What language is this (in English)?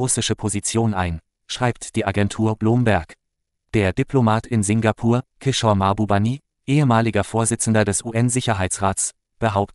German